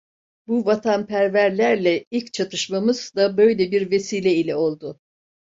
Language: Turkish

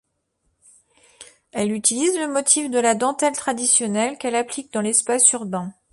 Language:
French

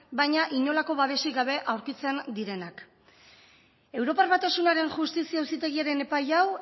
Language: Basque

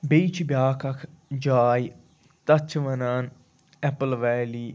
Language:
Kashmiri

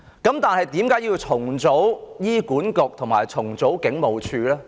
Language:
Cantonese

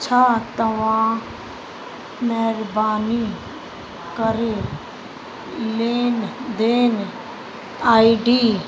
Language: Sindhi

